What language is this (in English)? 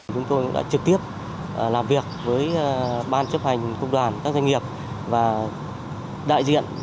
Vietnamese